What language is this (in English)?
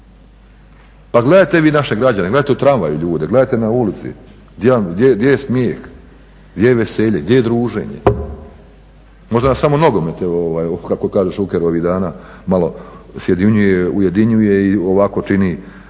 Croatian